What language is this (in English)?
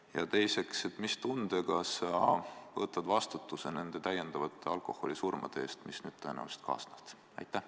Estonian